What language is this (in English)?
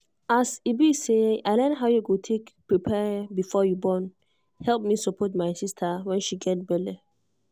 Nigerian Pidgin